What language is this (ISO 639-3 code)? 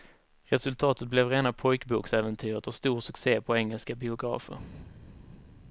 swe